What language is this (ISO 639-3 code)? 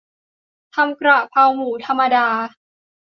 tha